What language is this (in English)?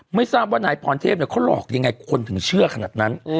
Thai